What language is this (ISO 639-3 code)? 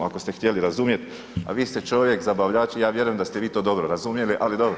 hrv